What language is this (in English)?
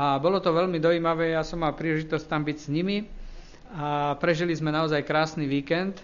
Slovak